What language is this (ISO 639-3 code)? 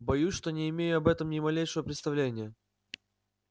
rus